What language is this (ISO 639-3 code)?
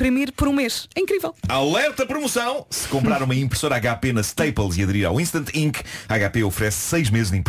por